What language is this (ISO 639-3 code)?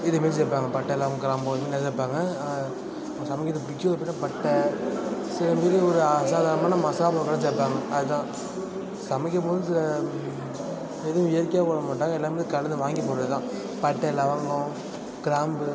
tam